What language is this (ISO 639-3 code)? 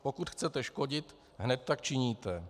ces